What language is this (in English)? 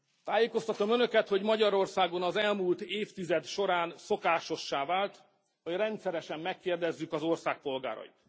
Hungarian